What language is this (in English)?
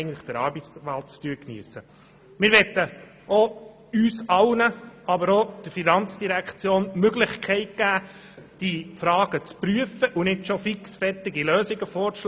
Swiss German